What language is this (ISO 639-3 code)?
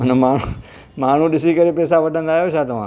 snd